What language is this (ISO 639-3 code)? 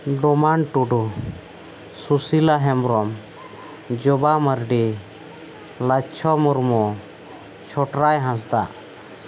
sat